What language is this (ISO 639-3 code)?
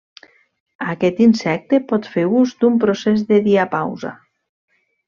cat